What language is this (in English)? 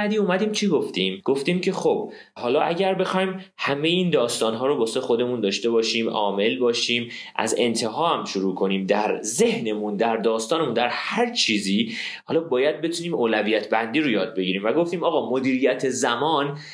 Persian